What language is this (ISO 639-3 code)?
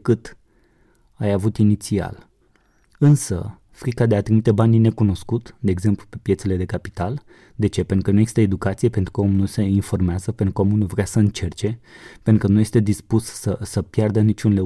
ron